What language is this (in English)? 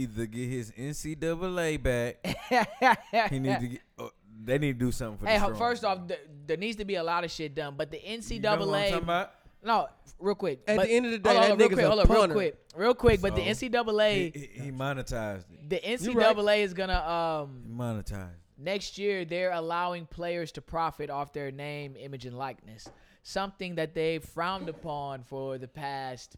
English